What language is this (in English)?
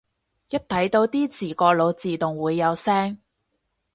Cantonese